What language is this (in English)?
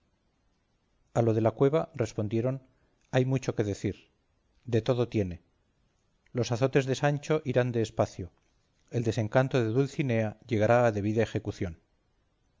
Spanish